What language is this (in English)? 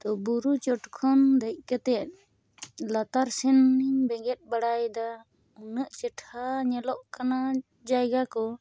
Santali